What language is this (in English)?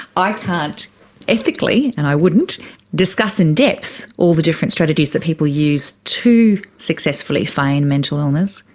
English